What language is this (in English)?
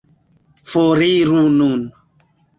Esperanto